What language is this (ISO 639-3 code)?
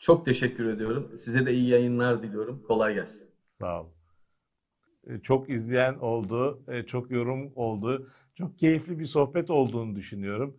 tur